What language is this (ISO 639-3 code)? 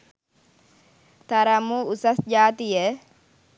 sin